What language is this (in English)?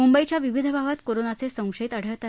Marathi